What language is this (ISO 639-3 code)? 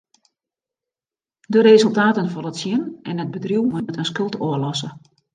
fry